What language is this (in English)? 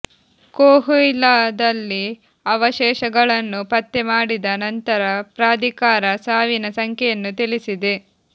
Kannada